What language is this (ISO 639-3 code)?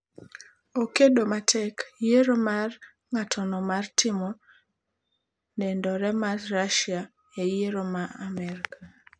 luo